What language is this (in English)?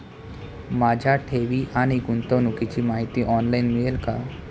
Marathi